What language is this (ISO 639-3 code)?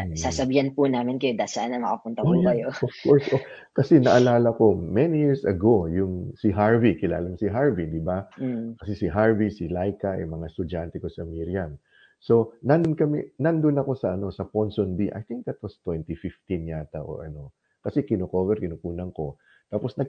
fil